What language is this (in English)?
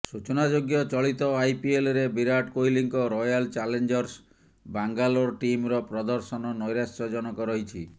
Odia